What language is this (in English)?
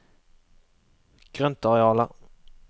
Norwegian